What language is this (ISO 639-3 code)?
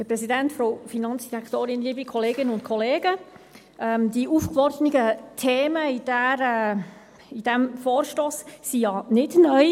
gsw